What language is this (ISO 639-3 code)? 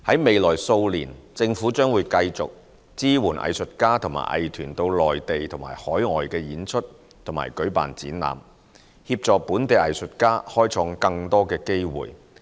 yue